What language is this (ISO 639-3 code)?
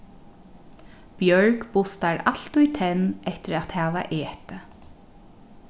fao